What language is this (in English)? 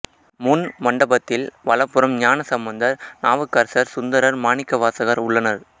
Tamil